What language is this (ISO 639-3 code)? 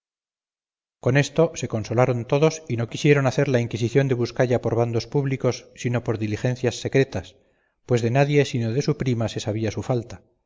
spa